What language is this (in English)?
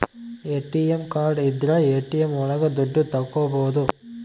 Kannada